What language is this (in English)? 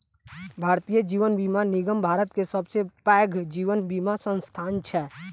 Maithili